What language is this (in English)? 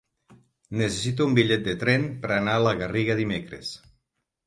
Catalan